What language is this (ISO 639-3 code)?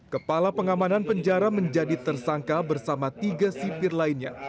ind